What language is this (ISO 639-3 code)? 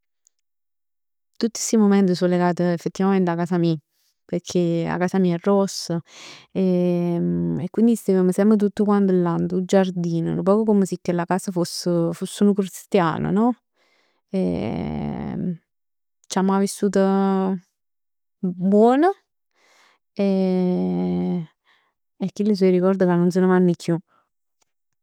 nap